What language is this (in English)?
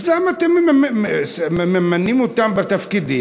Hebrew